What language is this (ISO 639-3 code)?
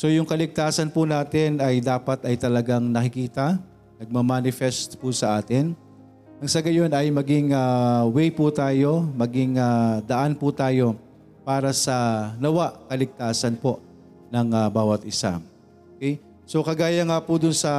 fil